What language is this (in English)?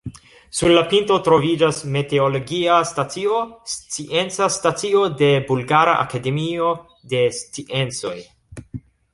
Esperanto